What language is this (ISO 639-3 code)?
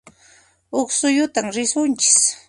qxp